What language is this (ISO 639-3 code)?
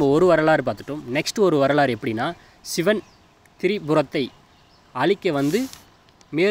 tam